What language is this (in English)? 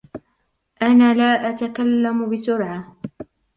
Arabic